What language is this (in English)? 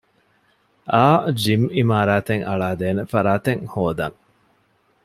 Divehi